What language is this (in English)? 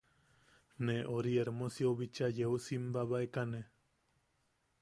Yaqui